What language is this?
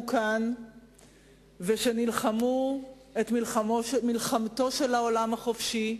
Hebrew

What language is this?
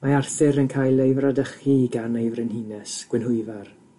Welsh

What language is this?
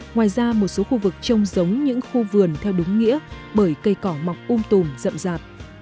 Vietnamese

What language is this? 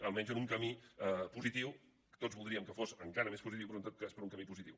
Catalan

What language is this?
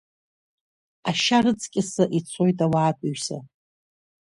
Abkhazian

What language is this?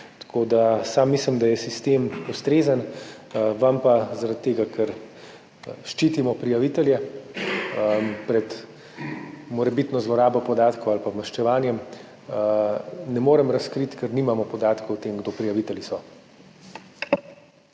Slovenian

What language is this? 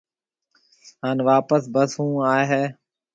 Marwari (Pakistan)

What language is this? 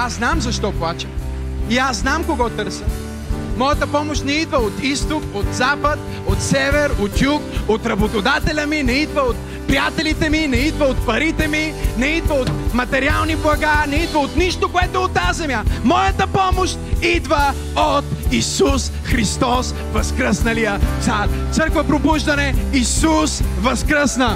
Bulgarian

